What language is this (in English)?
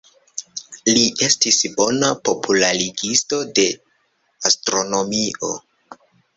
Esperanto